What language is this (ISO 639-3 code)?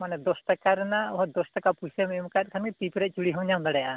sat